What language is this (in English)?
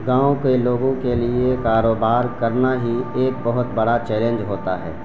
Urdu